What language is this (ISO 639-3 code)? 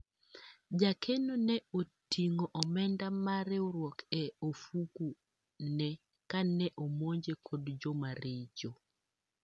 luo